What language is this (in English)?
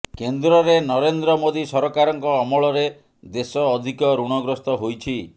Odia